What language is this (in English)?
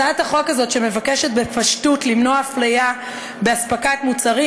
Hebrew